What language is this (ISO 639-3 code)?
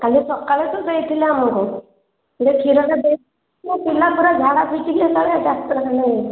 ori